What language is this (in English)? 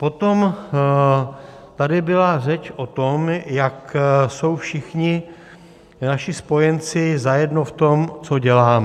Czech